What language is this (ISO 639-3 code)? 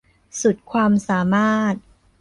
tha